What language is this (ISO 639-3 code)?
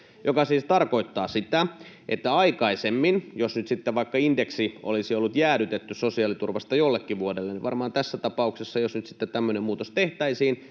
fin